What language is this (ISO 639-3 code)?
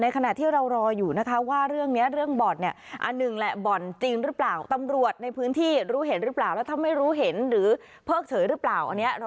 tha